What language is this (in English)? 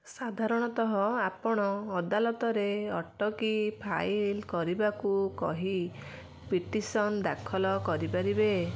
Odia